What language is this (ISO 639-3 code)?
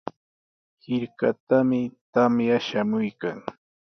qws